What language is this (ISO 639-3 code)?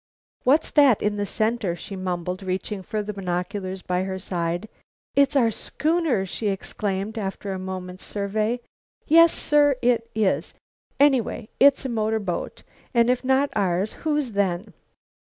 eng